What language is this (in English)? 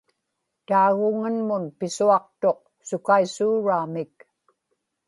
Inupiaq